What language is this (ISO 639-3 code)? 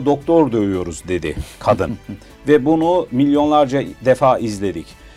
tur